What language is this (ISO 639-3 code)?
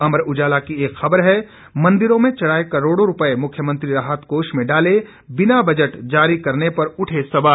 hin